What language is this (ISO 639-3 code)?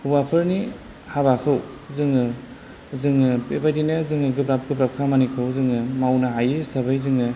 brx